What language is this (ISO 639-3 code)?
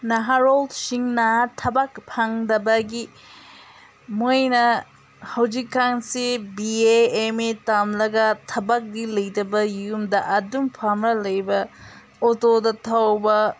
mni